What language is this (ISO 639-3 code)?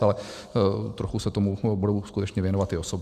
ces